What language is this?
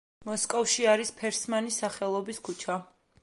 Georgian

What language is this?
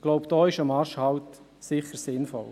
Swiss German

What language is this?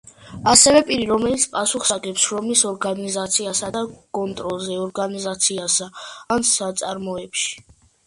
Georgian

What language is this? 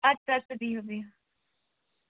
Kashmiri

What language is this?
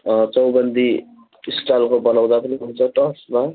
Nepali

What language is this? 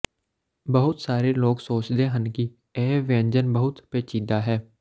Punjabi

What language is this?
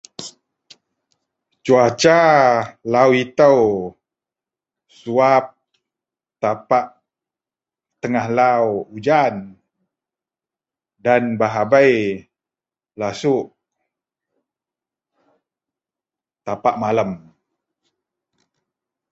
Central Melanau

